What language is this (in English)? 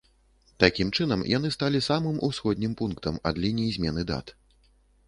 Belarusian